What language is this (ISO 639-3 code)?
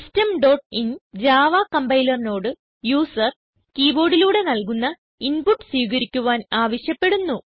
mal